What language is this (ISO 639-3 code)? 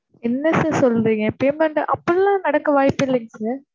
tam